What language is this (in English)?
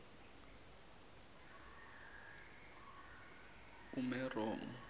Zulu